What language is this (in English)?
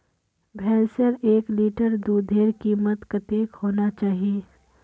Magahi